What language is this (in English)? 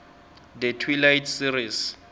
South Ndebele